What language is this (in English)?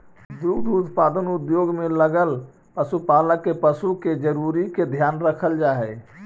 Magahi